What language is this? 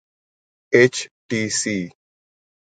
Urdu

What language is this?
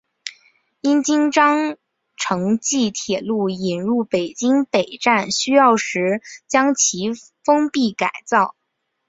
Chinese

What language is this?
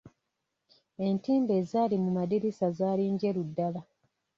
Ganda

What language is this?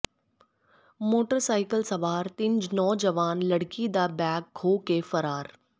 Punjabi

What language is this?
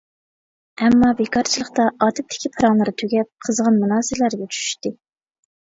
Uyghur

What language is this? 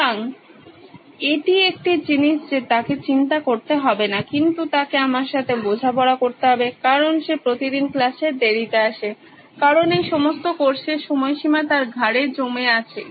Bangla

